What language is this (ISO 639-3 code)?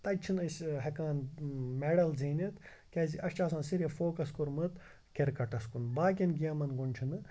kas